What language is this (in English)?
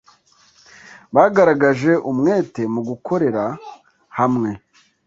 Kinyarwanda